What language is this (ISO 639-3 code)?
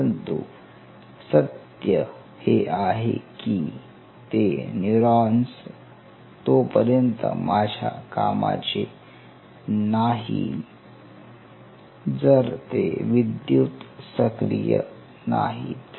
mar